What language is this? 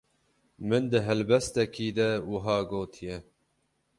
Kurdish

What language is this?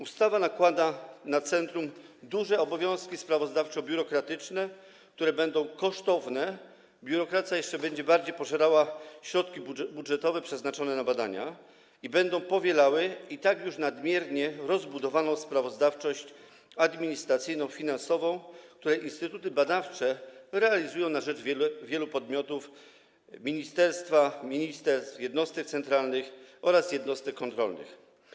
Polish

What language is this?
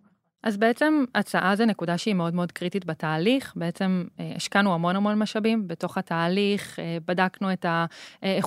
Hebrew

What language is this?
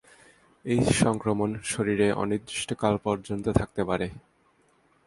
Bangla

